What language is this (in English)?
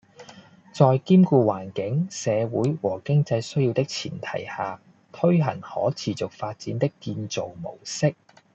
Cantonese